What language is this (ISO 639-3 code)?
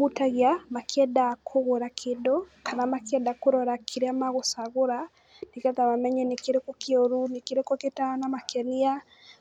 kik